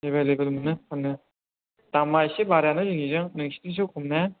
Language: Bodo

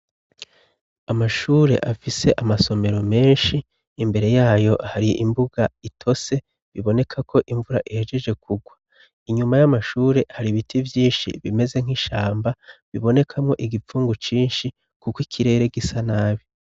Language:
Rundi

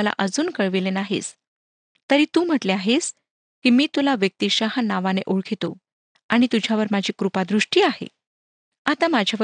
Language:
Marathi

